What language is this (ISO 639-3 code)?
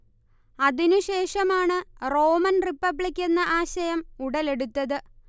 mal